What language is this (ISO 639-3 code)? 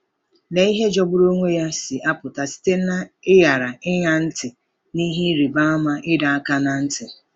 ibo